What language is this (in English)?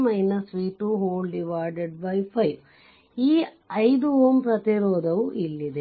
Kannada